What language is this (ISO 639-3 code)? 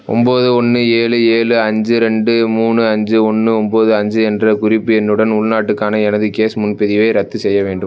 tam